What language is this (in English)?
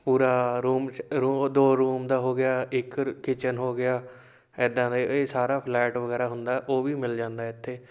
Punjabi